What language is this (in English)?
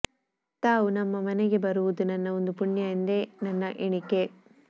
Kannada